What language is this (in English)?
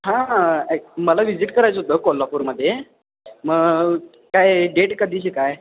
Marathi